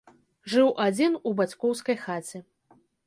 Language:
Belarusian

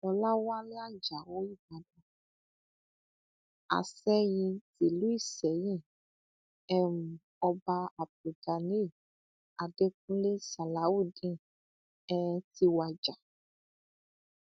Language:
Yoruba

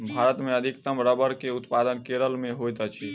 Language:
Maithili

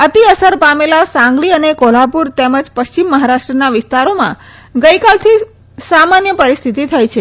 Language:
Gujarati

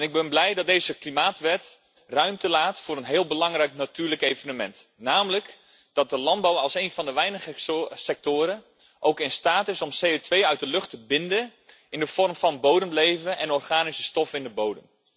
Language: Dutch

